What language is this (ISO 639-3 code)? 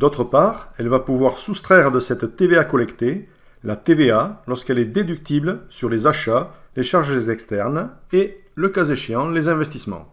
fra